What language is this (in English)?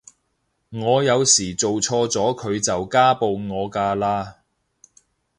Cantonese